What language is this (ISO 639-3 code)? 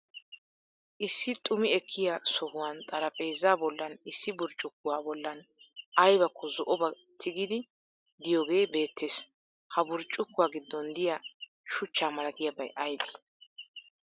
wal